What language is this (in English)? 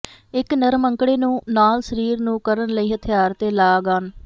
Punjabi